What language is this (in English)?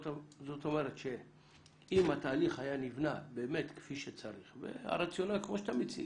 Hebrew